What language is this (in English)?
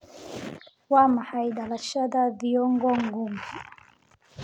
Somali